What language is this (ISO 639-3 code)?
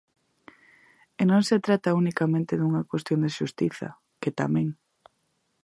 glg